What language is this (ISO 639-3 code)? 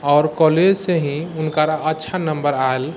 mai